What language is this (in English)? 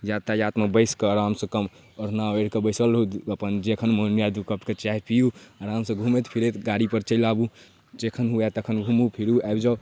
Maithili